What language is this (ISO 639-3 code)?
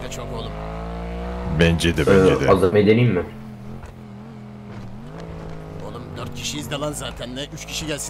tur